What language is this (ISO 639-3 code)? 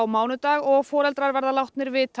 isl